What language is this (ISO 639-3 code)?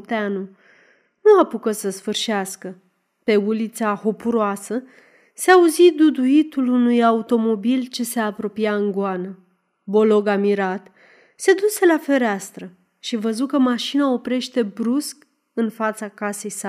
ron